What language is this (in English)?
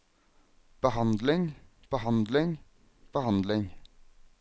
Norwegian